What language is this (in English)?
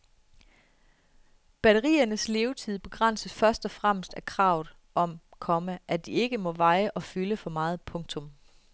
Danish